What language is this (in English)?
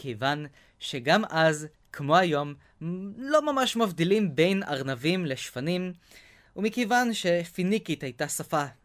Hebrew